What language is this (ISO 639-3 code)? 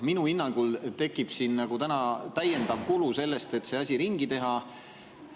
est